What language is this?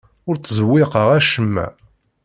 Kabyle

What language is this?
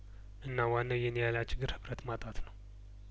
Amharic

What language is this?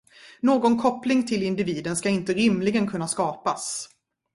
Swedish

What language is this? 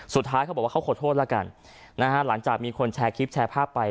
Thai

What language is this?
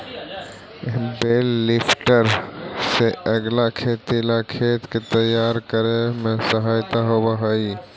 Magahi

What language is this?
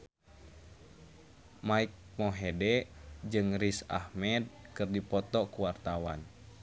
Sundanese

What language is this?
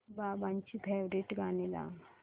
Marathi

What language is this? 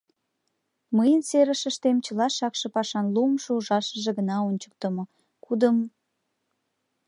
Mari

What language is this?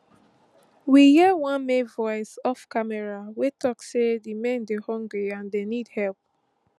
Nigerian Pidgin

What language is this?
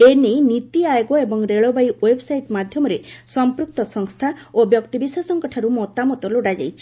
Odia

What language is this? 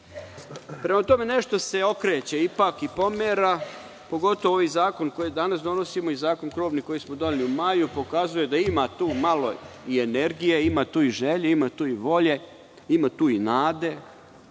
Serbian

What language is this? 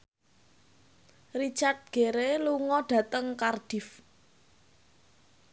Javanese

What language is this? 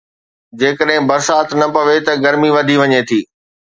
Sindhi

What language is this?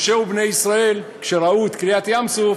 Hebrew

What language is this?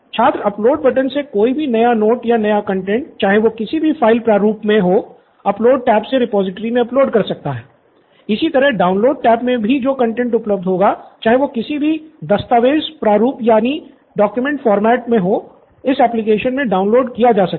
Hindi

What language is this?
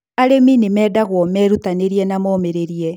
Kikuyu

